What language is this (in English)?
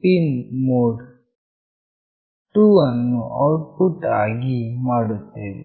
Kannada